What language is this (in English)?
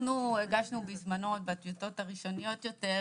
Hebrew